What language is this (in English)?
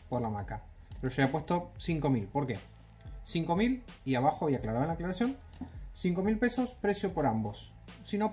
Spanish